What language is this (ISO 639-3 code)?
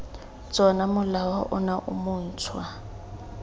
tsn